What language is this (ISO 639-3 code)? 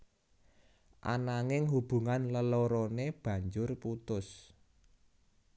jav